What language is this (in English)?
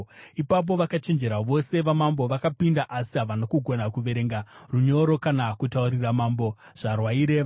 Shona